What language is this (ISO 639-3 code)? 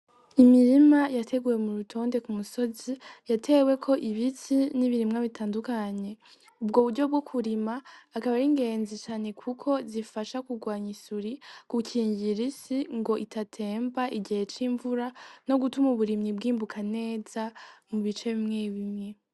run